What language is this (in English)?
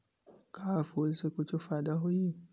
Chhattisgarhi